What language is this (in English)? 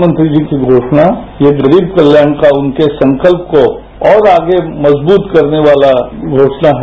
Hindi